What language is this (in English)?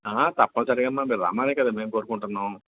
Telugu